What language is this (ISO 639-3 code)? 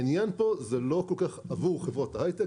heb